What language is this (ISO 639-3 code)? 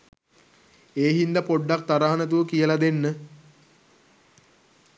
sin